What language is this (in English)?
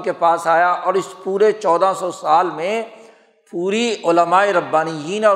Urdu